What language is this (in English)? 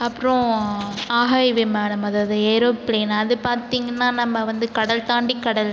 Tamil